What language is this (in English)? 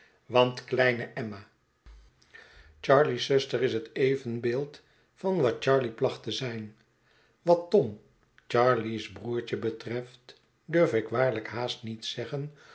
Dutch